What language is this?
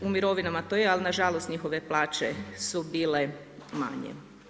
Croatian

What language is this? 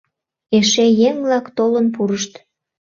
Mari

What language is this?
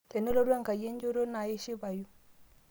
Masai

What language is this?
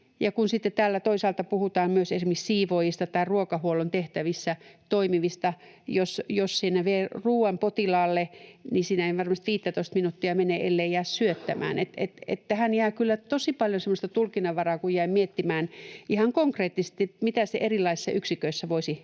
Finnish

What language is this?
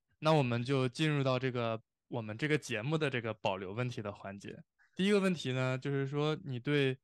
Chinese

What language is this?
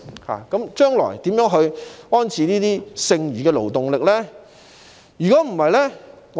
Cantonese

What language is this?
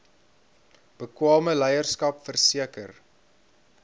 Afrikaans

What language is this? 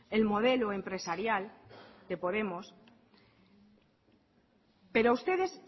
Spanish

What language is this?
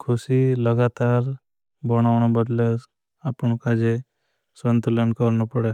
Bhili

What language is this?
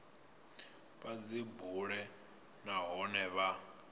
Venda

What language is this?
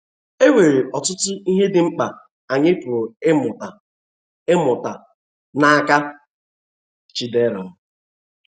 Igbo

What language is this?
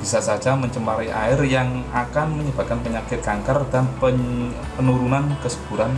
Indonesian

